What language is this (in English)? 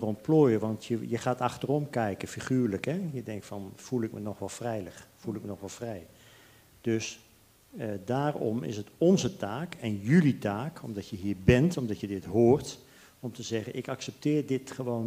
Dutch